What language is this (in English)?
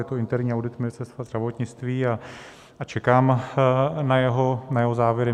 Czech